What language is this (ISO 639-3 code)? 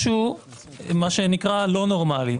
heb